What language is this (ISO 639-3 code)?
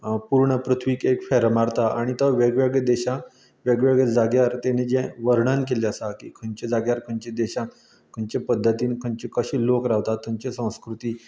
kok